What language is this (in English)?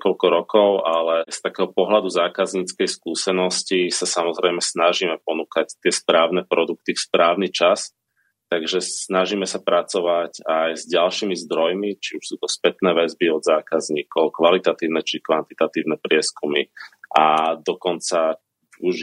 Slovak